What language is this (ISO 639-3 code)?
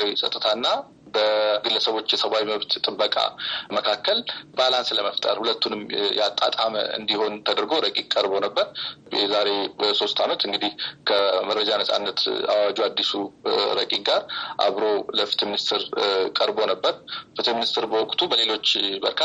amh